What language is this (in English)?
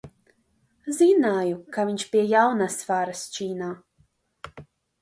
Latvian